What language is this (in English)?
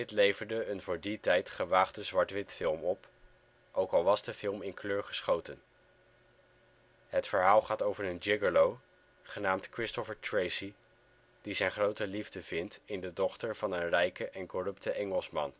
Dutch